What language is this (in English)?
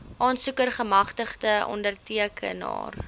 Afrikaans